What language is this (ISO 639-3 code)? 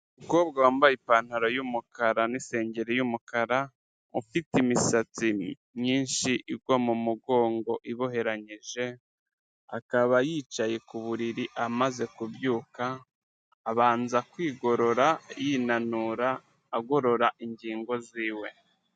kin